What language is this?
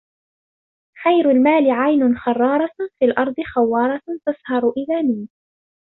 Arabic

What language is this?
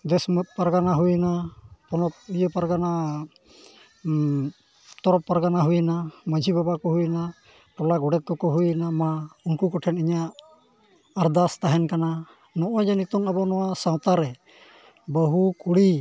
Santali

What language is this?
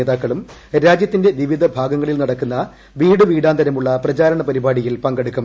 Malayalam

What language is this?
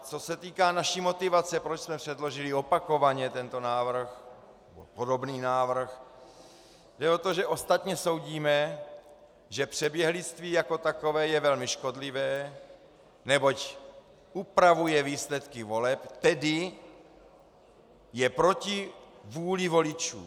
Czech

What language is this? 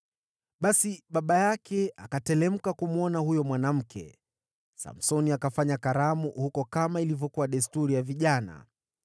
Swahili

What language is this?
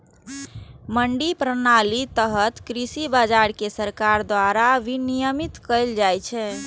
Maithili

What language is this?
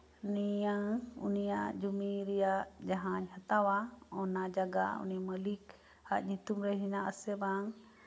Santali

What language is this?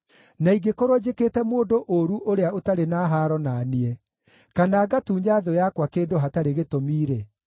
Kikuyu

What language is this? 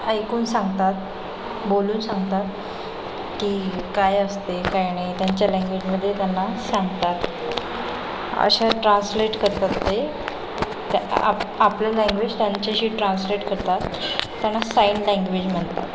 Marathi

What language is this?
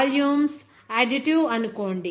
Telugu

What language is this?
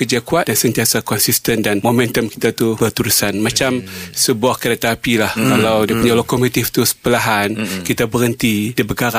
Malay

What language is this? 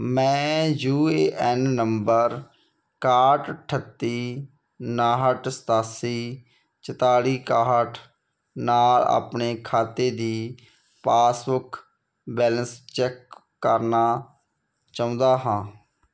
Punjabi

